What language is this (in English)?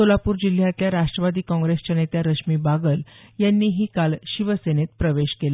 Marathi